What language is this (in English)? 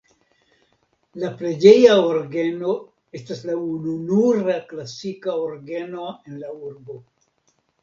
Esperanto